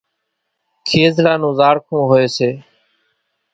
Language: Kachi Koli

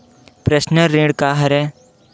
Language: Chhattisgarhi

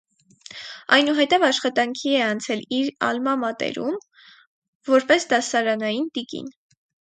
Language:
Armenian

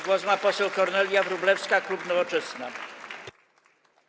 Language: Polish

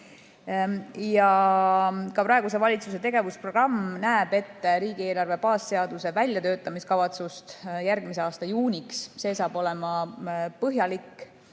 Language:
Estonian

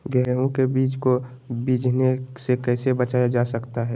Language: Magahi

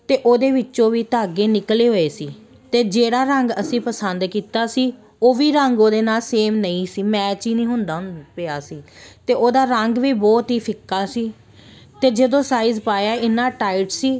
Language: Punjabi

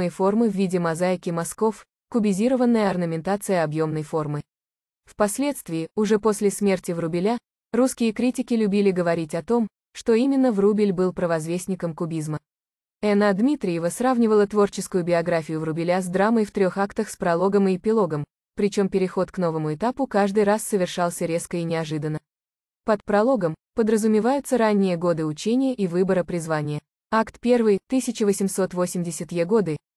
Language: Russian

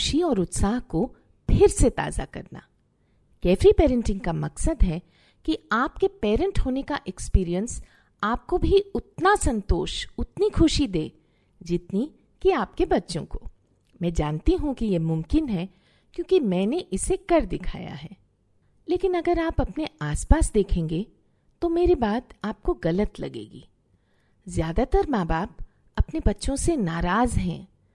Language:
Hindi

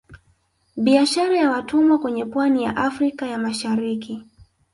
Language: Swahili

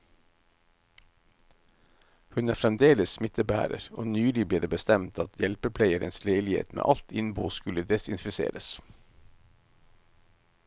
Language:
Norwegian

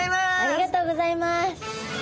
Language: Japanese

